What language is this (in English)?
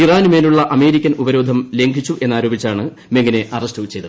Malayalam